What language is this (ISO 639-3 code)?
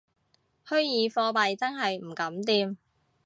yue